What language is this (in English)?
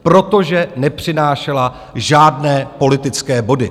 Czech